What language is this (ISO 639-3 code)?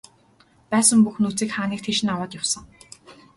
mon